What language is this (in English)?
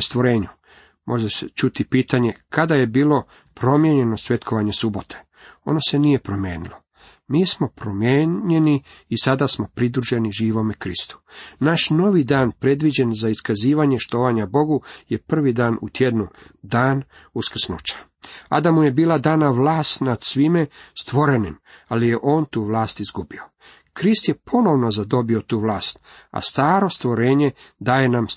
Croatian